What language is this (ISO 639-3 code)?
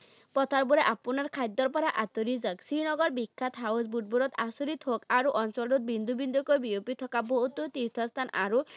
asm